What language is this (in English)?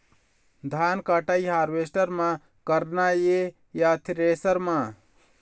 Chhattisgarhi